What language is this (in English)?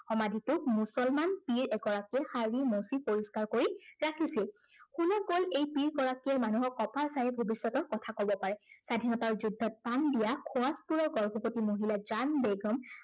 Assamese